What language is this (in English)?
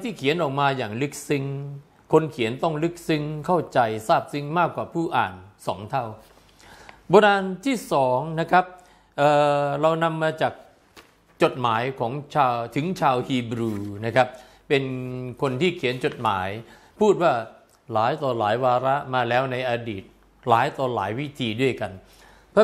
Thai